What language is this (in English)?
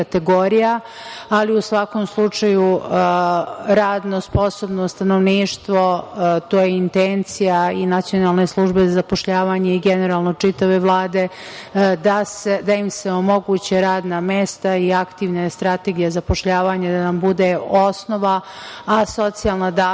Serbian